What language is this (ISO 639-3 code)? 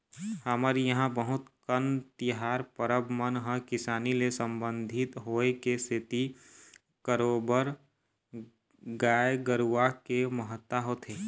hne